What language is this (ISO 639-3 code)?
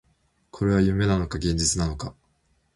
jpn